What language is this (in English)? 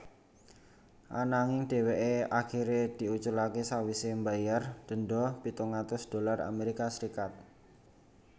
Javanese